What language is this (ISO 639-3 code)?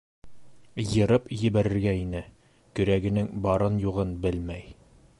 bak